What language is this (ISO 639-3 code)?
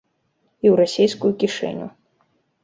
bel